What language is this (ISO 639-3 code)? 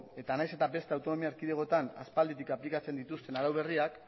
eus